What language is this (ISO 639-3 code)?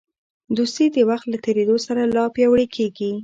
pus